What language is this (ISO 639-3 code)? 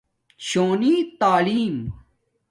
dmk